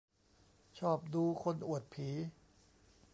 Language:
Thai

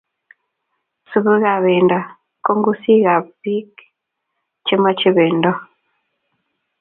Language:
Kalenjin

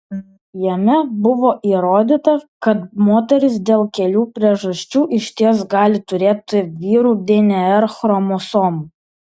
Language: Lithuanian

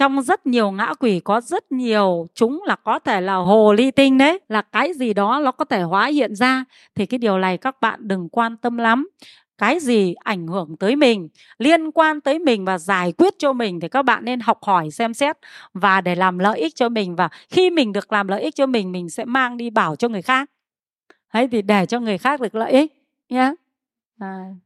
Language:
Vietnamese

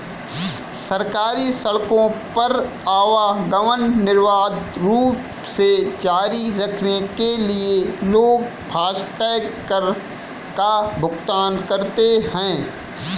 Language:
Hindi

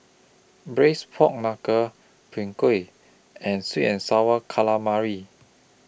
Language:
English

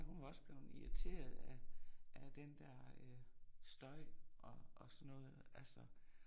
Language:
Danish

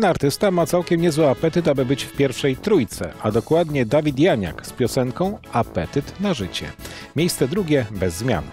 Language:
Polish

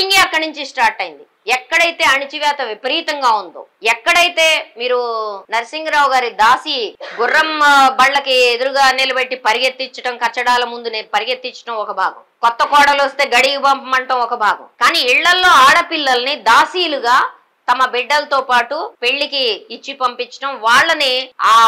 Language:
Telugu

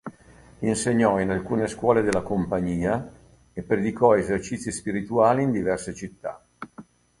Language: Italian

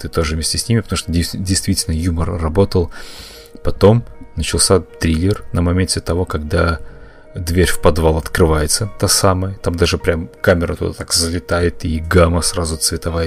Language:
Russian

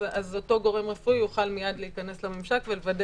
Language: Hebrew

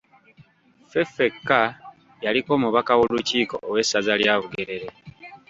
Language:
Ganda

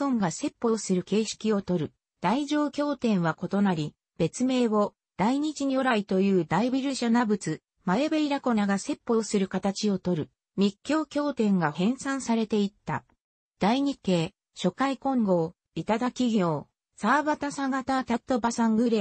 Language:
Japanese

